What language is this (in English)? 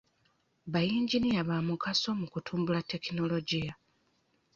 Ganda